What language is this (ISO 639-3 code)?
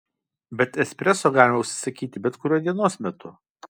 lit